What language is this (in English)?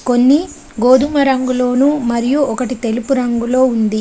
Telugu